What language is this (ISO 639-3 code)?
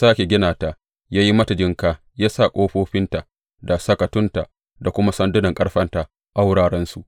hau